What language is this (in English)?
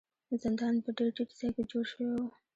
Pashto